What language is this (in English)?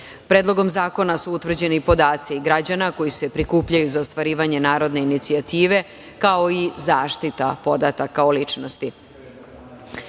Serbian